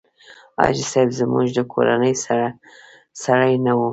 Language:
Pashto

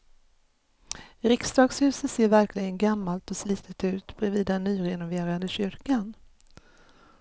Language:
Swedish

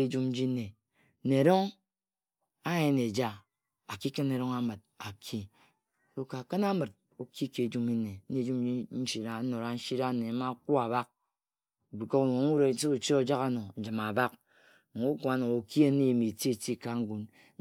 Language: Ejagham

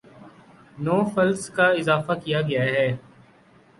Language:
Urdu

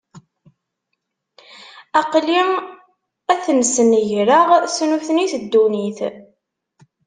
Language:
Kabyle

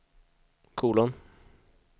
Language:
Swedish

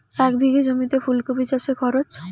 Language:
Bangla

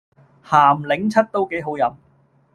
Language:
Cantonese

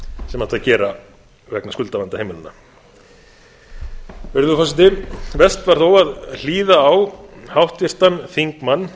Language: Icelandic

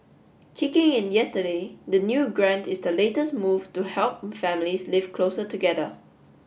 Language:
English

